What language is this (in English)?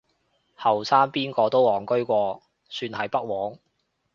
Cantonese